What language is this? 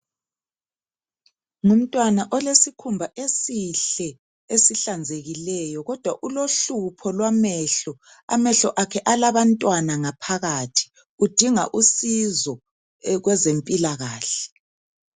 North Ndebele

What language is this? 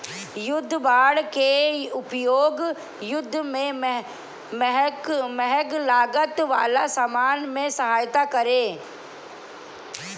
Bhojpuri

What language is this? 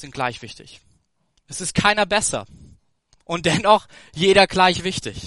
German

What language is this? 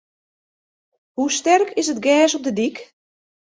Western Frisian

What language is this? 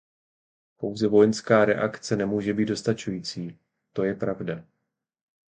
Czech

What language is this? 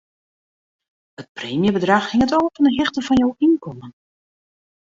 Western Frisian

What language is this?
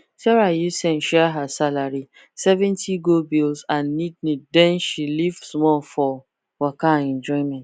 Nigerian Pidgin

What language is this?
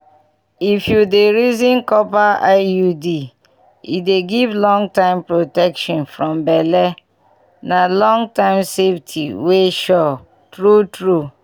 Nigerian Pidgin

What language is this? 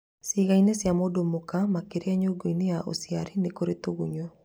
Kikuyu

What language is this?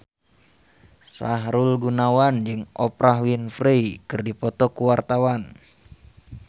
Sundanese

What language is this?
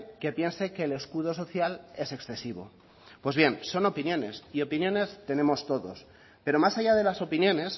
Spanish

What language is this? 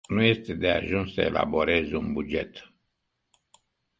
Romanian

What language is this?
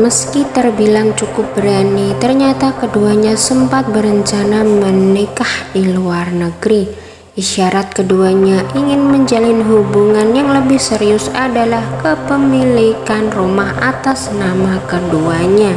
Indonesian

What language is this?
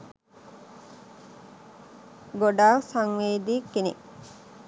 Sinhala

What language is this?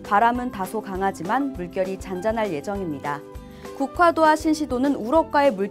Korean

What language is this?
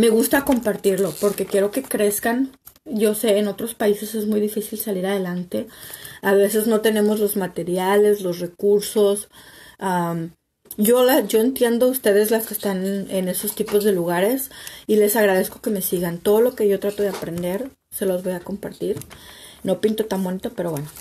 Spanish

